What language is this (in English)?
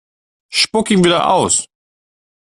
German